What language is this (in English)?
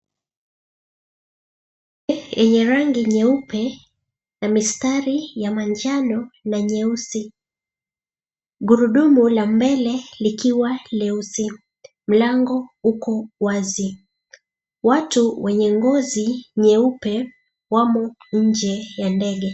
Swahili